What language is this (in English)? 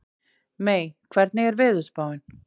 Icelandic